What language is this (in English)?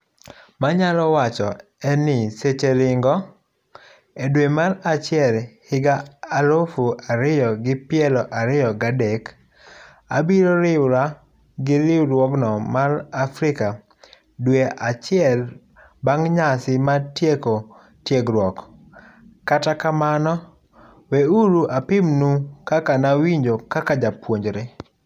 Luo (Kenya and Tanzania)